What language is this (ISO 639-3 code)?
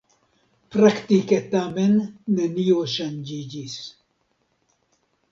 epo